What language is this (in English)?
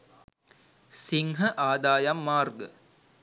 Sinhala